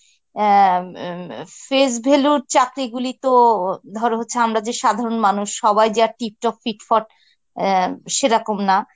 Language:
Bangla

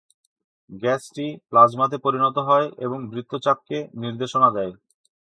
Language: Bangla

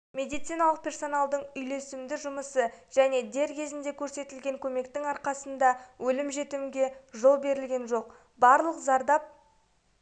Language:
Kazakh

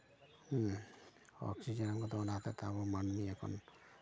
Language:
Santali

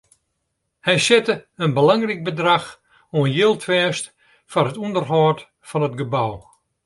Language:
Western Frisian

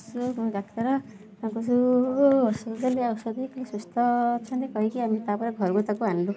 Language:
Odia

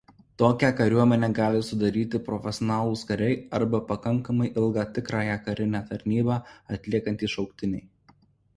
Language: Lithuanian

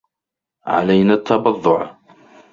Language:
Arabic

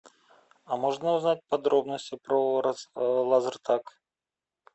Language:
Russian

